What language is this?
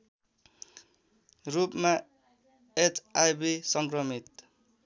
Nepali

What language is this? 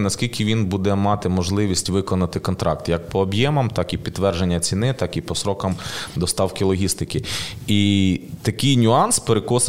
Ukrainian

